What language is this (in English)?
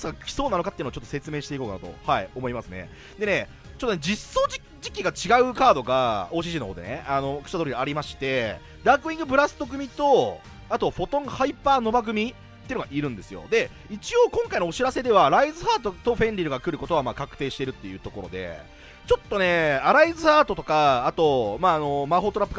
Japanese